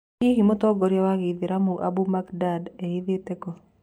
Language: Kikuyu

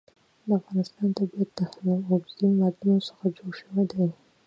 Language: Pashto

